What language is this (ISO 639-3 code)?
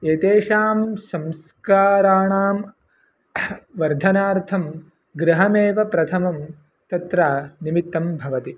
san